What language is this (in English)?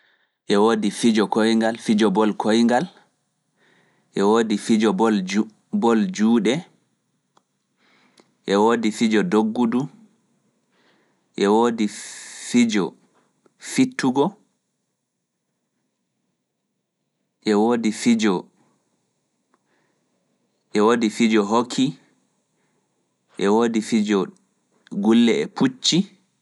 Fula